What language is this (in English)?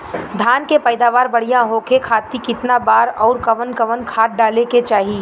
Bhojpuri